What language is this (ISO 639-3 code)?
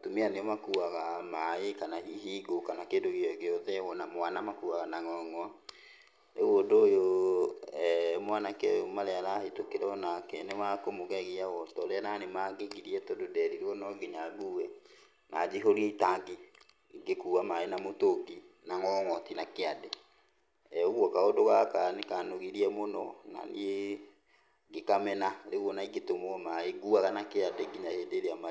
kik